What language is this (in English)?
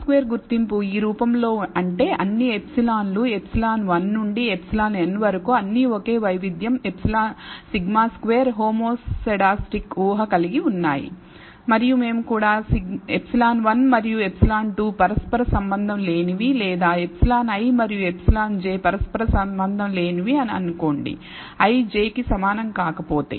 Telugu